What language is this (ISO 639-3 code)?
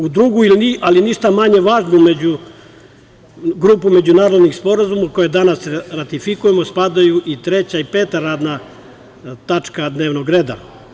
srp